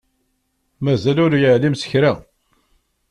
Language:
Kabyle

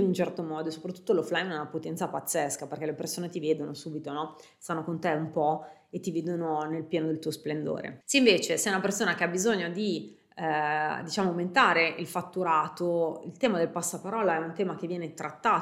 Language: Italian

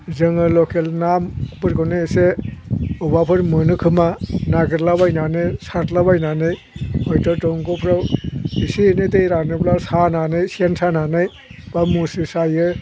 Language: Bodo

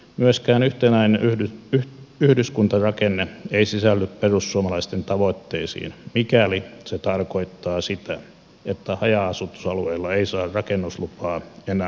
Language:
Finnish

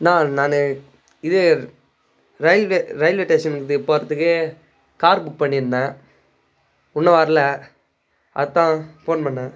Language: Tamil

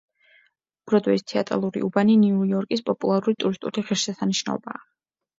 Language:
Georgian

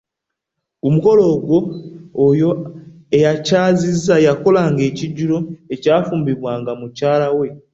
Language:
Ganda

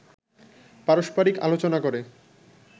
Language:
Bangla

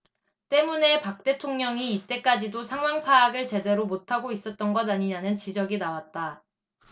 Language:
Korean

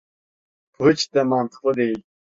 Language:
Turkish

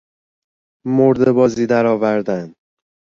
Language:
Persian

